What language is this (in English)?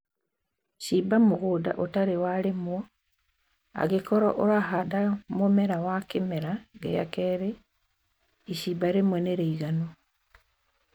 Kikuyu